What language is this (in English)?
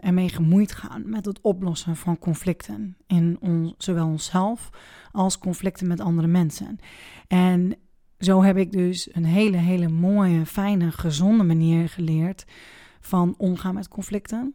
Dutch